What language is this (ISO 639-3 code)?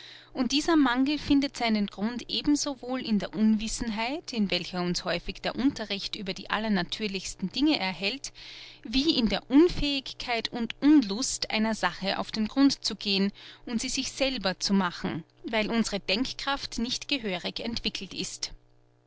deu